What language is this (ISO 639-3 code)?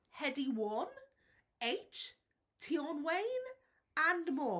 eng